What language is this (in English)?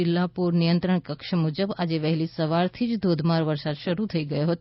Gujarati